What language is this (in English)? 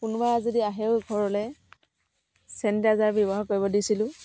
Assamese